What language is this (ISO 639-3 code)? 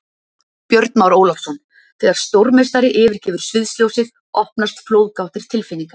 isl